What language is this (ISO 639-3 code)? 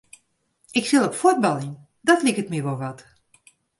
fry